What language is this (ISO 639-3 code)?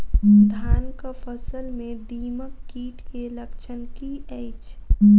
mai